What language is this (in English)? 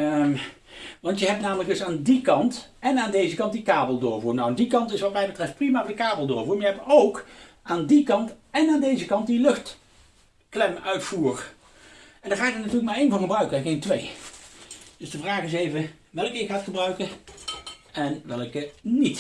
Dutch